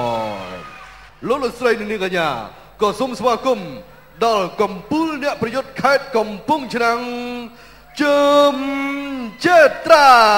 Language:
Thai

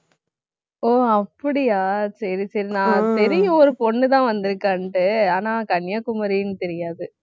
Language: Tamil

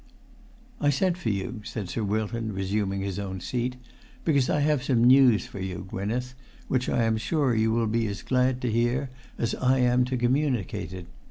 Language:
English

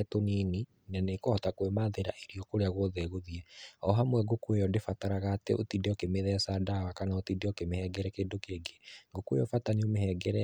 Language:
Kikuyu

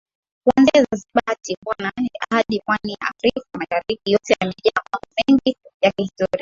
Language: Swahili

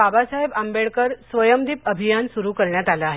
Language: Marathi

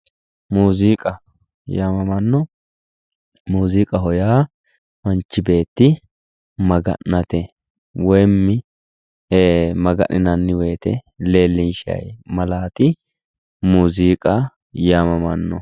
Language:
Sidamo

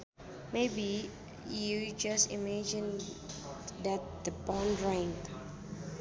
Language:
Sundanese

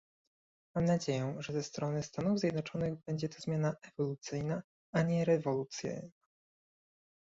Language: Polish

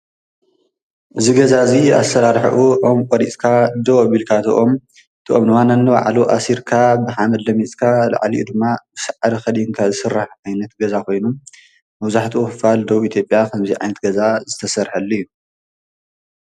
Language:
Tigrinya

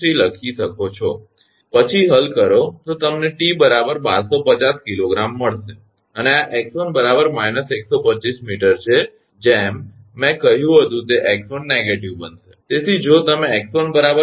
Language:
Gujarati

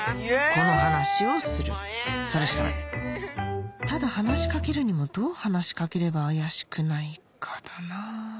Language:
Japanese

